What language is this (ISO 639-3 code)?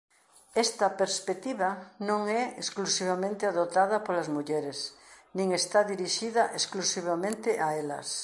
glg